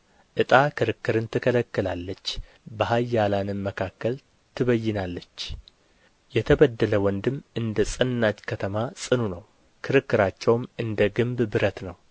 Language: Amharic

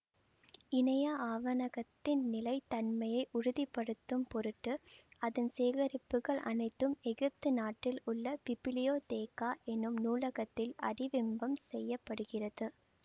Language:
Tamil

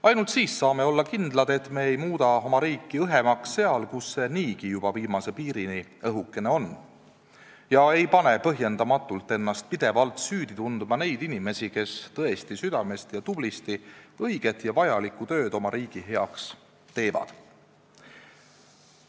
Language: Estonian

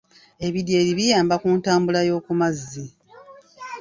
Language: Ganda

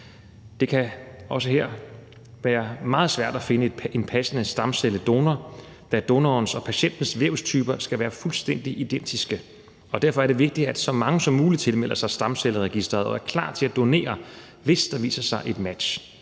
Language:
Danish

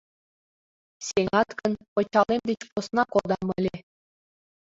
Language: Mari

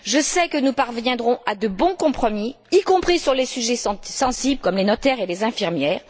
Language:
French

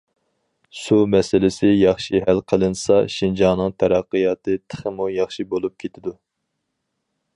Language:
Uyghur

